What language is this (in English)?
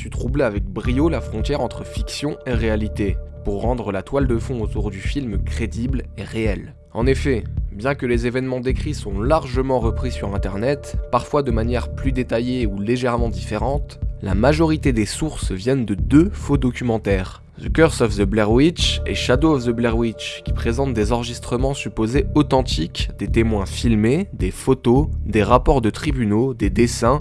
French